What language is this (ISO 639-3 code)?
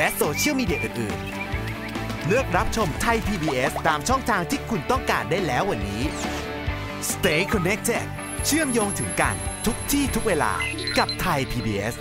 tha